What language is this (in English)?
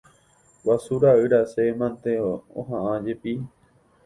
Guarani